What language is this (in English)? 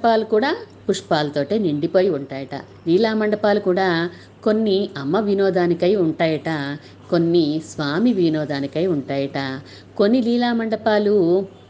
Telugu